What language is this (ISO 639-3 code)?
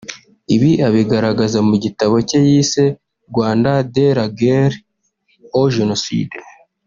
kin